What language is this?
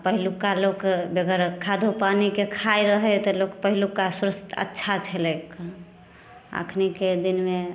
Maithili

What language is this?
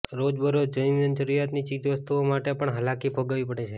Gujarati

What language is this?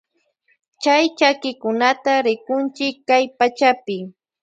Loja Highland Quichua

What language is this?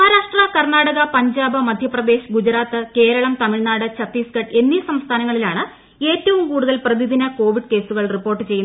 Malayalam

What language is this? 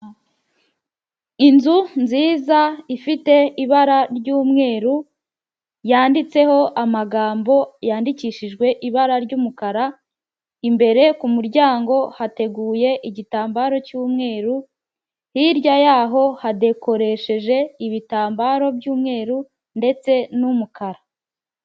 Kinyarwanda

